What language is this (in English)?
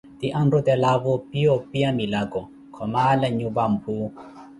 Koti